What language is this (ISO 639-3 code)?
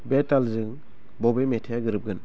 brx